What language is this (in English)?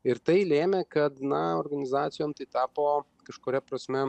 Lithuanian